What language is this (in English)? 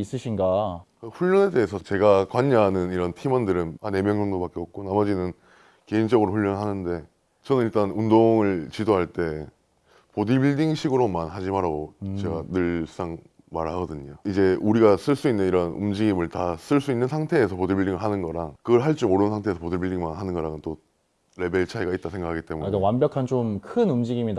Korean